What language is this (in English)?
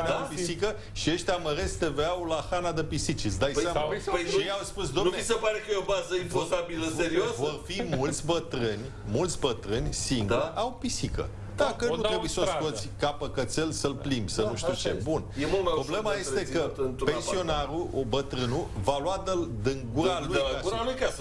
Romanian